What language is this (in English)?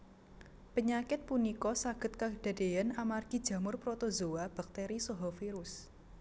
Javanese